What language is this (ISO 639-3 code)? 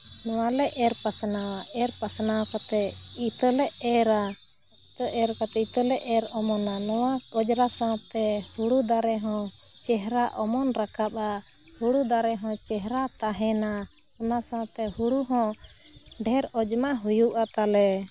sat